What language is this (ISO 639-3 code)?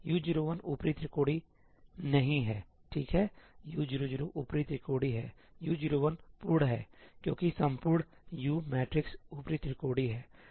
hin